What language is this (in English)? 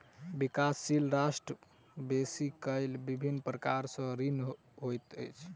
Maithili